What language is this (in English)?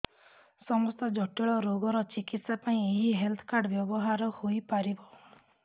Odia